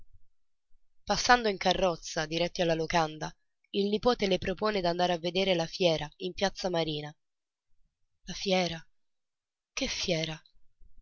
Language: Italian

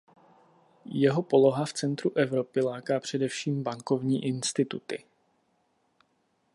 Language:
Czech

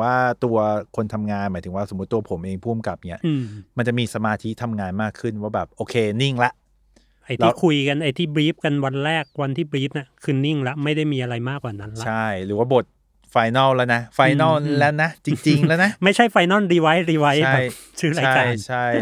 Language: Thai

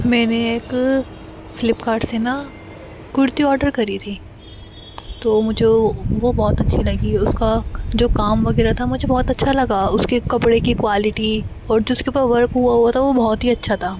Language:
Urdu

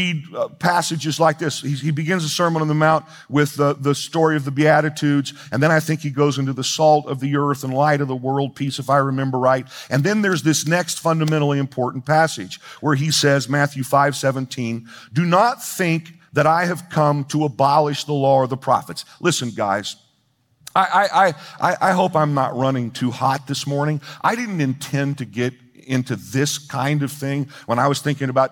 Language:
English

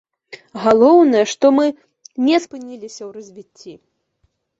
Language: Belarusian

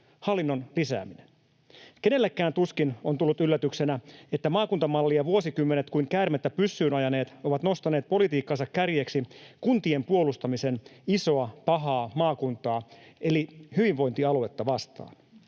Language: Finnish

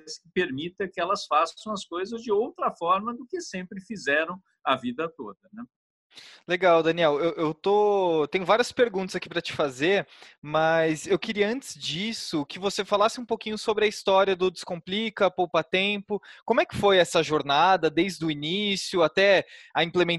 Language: Portuguese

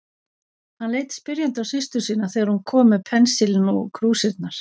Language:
Icelandic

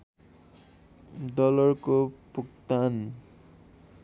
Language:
Nepali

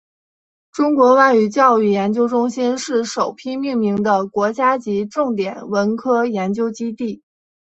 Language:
Chinese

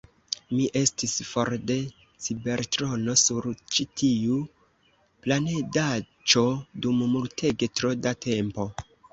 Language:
Esperanto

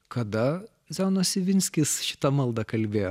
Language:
Lithuanian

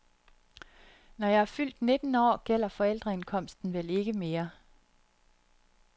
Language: Danish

